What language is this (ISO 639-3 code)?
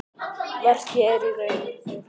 isl